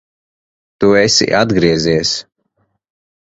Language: Latvian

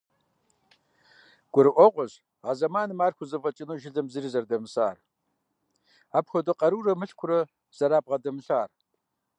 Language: Kabardian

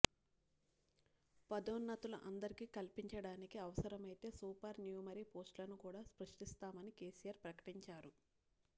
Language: Telugu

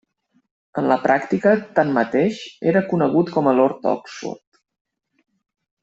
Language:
Catalan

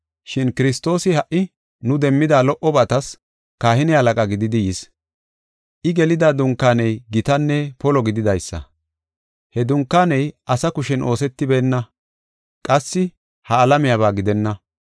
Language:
Gofa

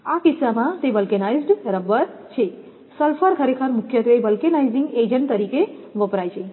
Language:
Gujarati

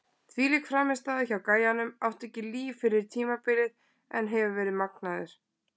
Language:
Icelandic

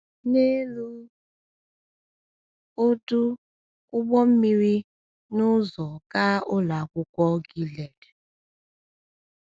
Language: Igbo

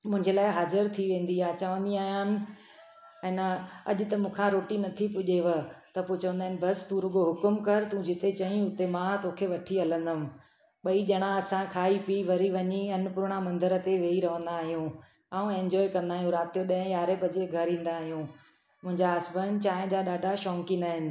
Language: Sindhi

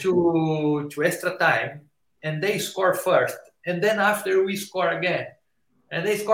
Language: English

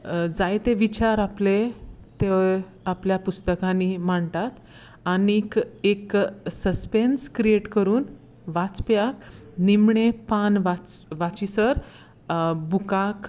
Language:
Konkani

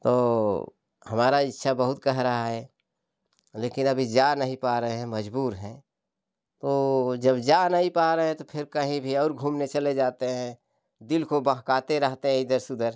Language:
Hindi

